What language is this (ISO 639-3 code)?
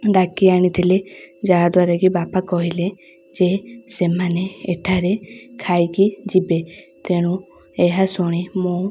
ori